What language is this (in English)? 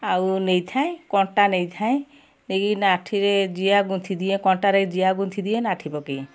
Odia